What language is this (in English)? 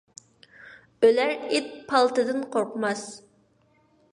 Uyghur